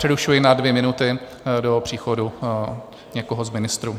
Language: Czech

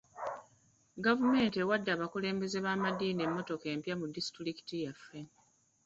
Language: Ganda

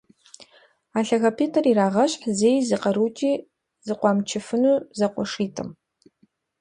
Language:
Kabardian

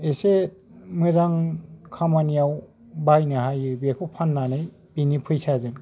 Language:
Bodo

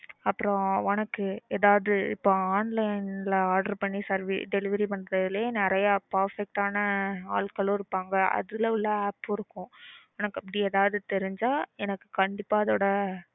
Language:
Tamil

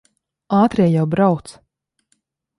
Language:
Latvian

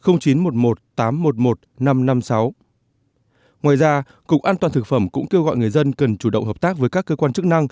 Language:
Vietnamese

